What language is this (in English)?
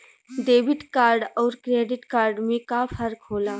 Bhojpuri